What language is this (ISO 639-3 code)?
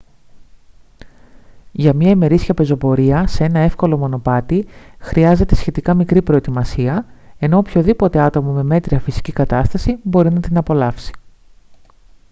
ell